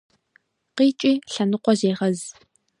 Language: Kabardian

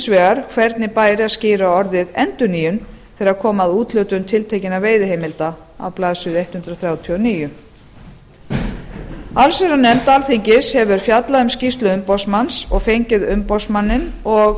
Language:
Icelandic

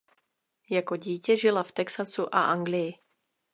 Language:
Czech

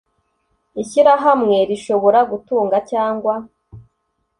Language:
Kinyarwanda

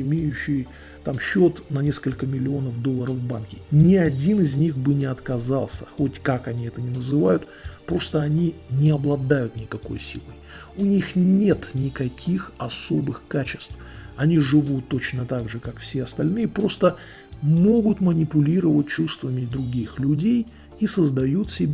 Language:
Russian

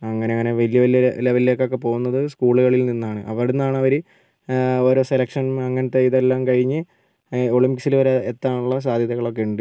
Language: Malayalam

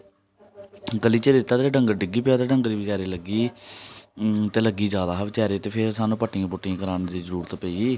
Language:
Dogri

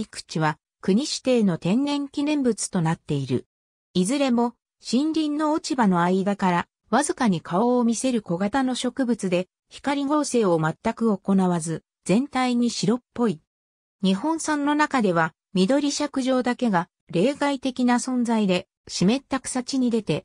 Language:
Japanese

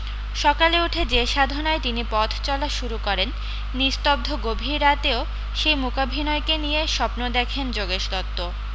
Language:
Bangla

